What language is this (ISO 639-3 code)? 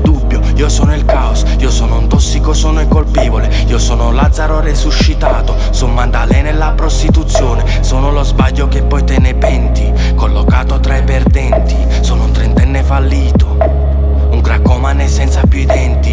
ita